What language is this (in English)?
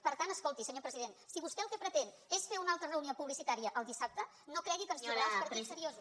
Catalan